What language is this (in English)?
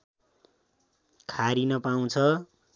Nepali